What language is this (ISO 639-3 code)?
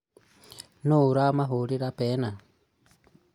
kik